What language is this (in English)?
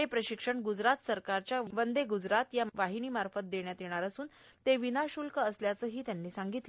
Marathi